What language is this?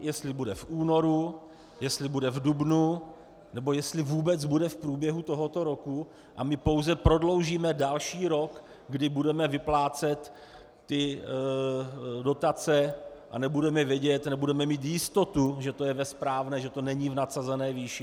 Czech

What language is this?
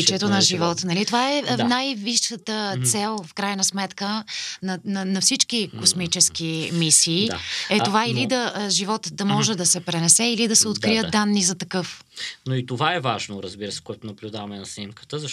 Bulgarian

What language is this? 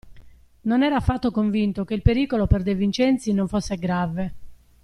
Italian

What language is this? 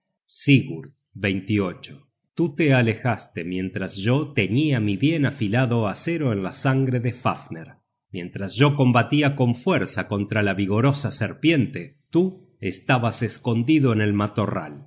Spanish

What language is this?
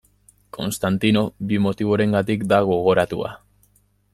Basque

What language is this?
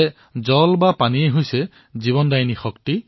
Assamese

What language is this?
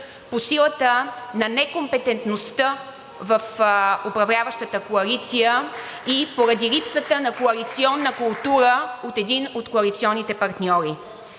Bulgarian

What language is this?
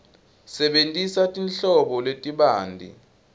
Swati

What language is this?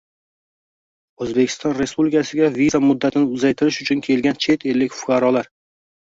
Uzbek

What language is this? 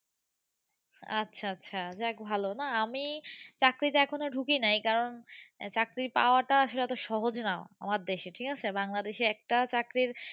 Bangla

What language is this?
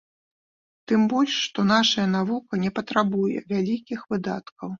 Belarusian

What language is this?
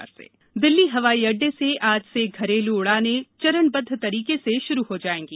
Hindi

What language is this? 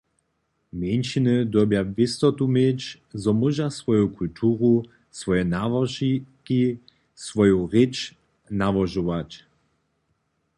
Upper Sorbian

